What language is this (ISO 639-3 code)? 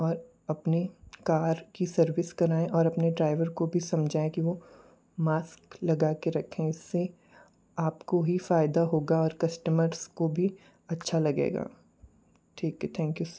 hin